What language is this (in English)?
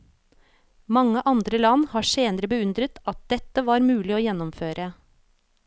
Norwegian